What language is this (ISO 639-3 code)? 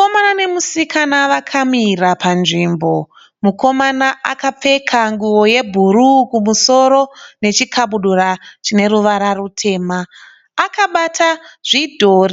sna